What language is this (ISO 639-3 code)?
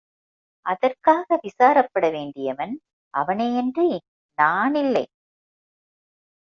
tam